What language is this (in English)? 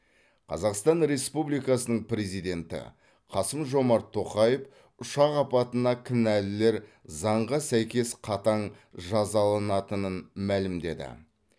Kazakh